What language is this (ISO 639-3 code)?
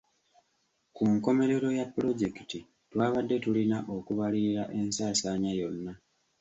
lug